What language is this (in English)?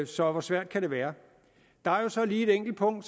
Danish